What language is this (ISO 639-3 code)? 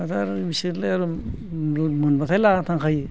brx